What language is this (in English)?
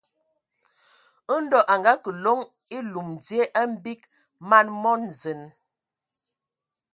Ewondo